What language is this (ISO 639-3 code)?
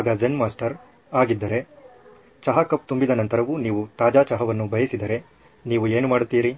kan